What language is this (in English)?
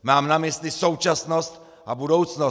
Czech